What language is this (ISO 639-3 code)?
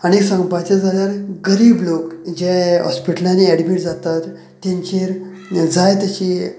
kok